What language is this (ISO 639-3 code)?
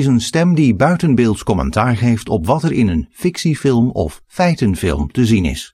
nld